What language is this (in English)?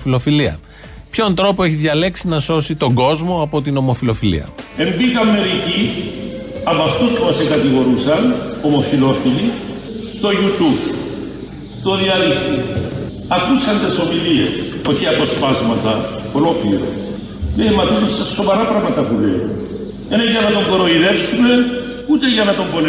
Greek